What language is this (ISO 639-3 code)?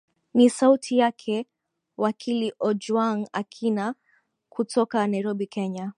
swa